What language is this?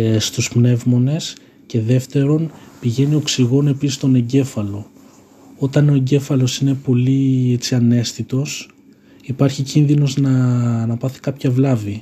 Greek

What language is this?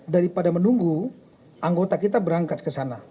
Indonesian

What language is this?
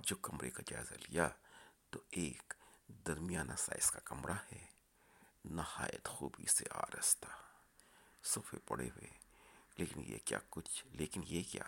Urdu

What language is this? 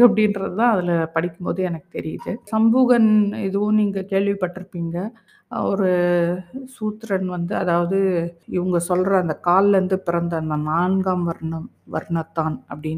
Tamil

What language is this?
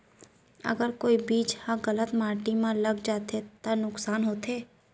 Chhattisgarhi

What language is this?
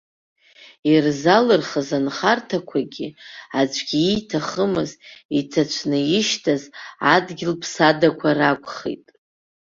Abkhazian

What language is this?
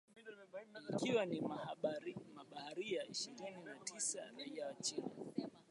Swahili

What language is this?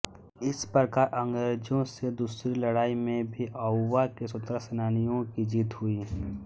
Hindi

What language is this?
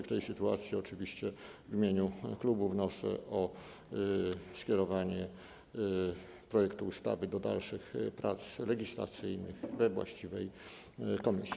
Polish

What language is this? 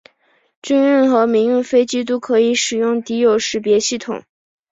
Chinese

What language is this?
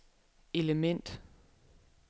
Danish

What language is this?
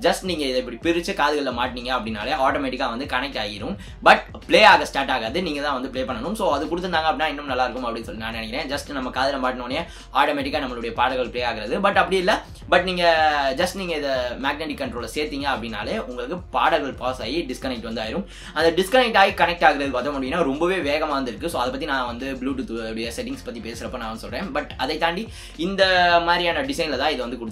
Korean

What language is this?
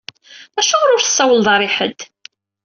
Kabyle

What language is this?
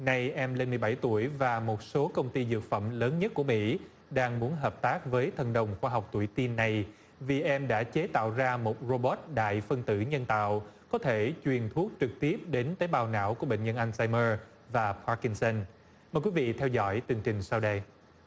Vietnamese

